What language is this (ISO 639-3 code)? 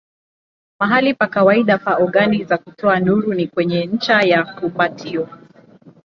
swa